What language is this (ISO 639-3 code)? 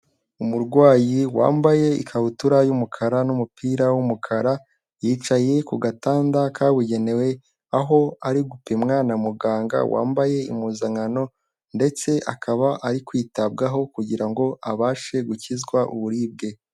kin